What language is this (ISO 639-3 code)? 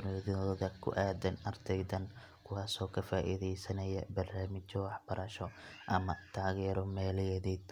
som